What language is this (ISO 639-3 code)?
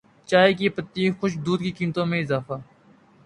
urd